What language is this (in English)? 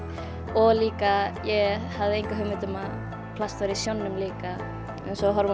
Icelandic